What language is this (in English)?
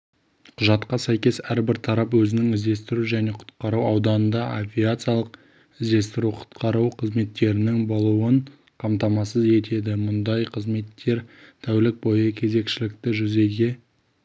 Kazakh